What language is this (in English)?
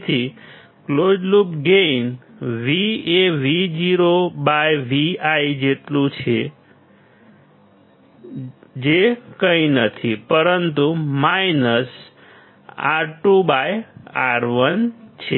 Gujarati